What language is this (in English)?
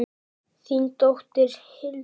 Icelandic